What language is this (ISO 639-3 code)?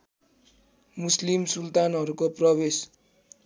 nep